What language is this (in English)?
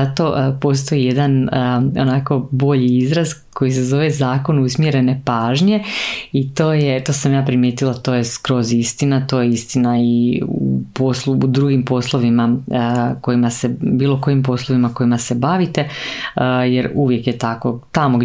Croatian